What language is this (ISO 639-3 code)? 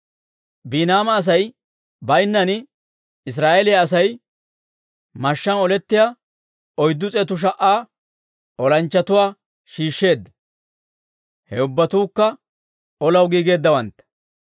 dwr